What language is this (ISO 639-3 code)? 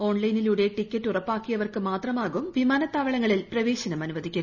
mal